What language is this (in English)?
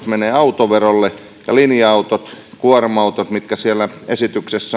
Finnish